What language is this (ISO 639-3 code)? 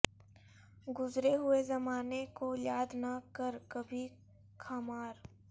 urd